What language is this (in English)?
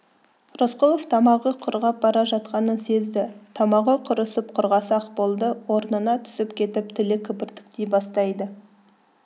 Kazakh